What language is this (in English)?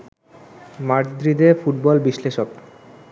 Bangla